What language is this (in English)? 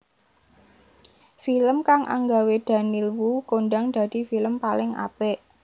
Javanese